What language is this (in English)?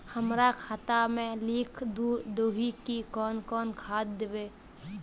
Magahi